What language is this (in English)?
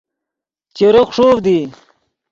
Yidgha